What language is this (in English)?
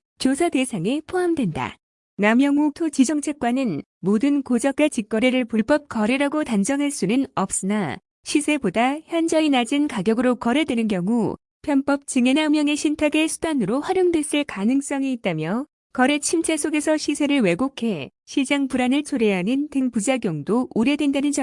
Korean